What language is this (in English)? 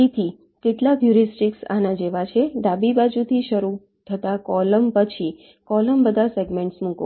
Gujarati